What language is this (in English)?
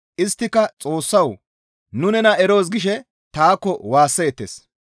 Gamo